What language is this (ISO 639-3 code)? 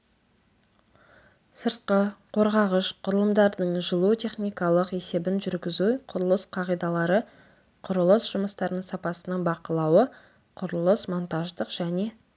kaz